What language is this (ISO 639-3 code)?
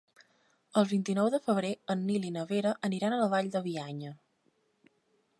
cat